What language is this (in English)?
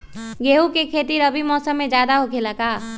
Magahi